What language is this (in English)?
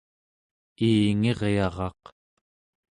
Central Yupik